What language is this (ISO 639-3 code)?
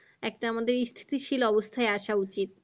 ben